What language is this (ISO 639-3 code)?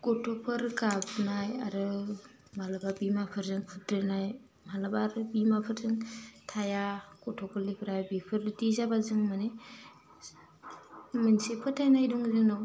brx